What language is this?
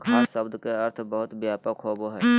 Magahi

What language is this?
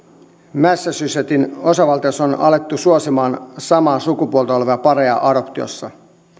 Finnish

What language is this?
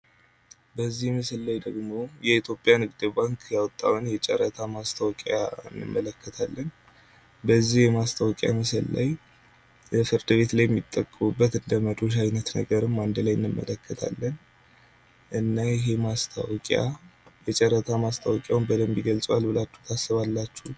Amharic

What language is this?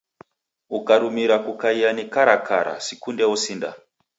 Taita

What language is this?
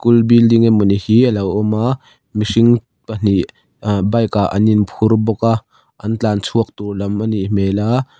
Mizo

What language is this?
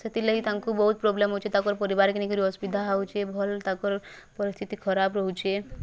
Odia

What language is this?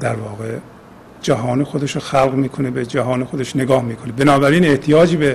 Persian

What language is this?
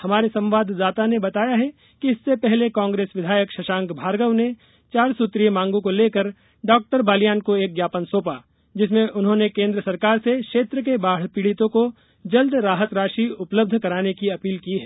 Hindi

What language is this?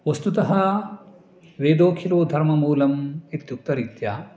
Sanskrit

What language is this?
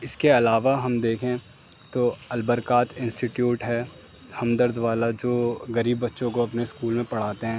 Urdu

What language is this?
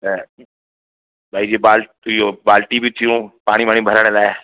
Sindhi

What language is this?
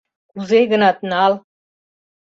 Mari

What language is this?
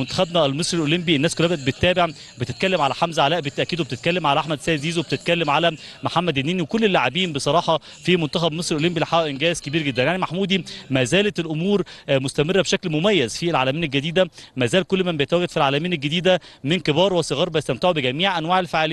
Arabic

